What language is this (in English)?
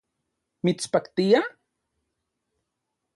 Central Puebla Nahuatl